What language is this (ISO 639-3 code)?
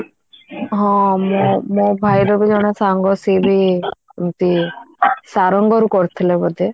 ori